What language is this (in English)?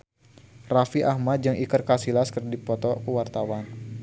Sundanese